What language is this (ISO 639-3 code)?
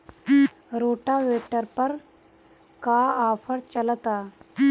bho